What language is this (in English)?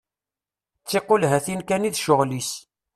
Kabyle